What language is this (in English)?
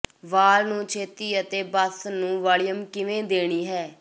Punjabi